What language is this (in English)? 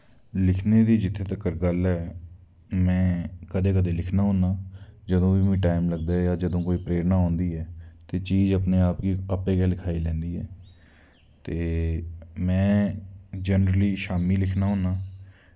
Dogri